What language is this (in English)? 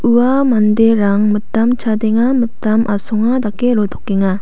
Garo